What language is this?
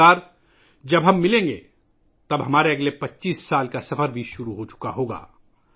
Urdu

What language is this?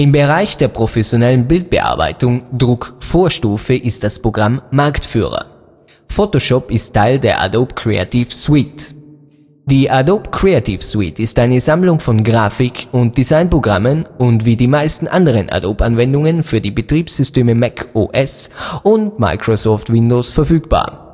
German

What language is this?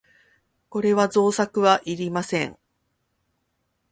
Japanese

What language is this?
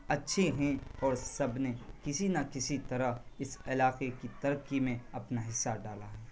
Urdu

